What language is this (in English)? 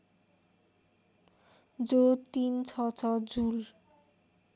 Nepali